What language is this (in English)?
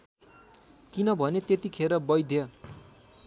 Nepali